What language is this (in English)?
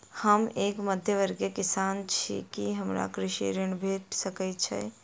Maithili